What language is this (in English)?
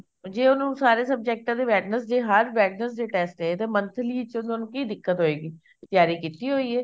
Punjabi